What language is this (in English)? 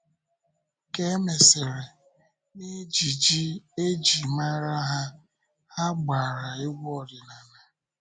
Igbo